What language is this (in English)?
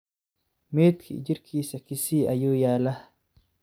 Somali